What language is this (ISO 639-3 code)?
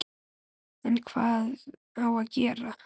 isl